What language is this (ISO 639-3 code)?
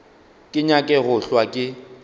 nso